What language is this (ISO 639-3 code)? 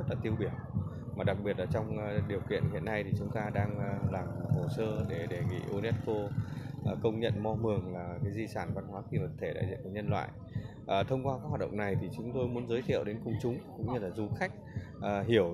vie